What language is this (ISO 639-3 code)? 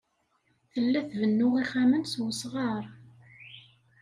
kab